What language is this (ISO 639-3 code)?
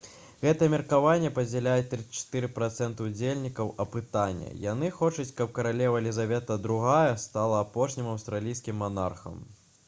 bel